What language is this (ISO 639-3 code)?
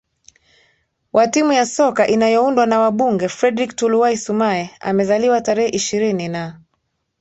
swa